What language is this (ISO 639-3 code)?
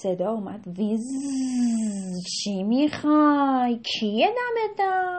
fas